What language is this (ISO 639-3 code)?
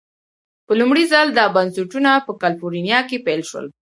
pus